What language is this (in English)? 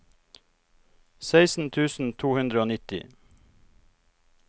Norwegian